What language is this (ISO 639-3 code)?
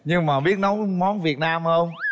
vie